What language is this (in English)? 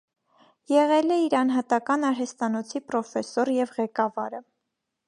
Armenian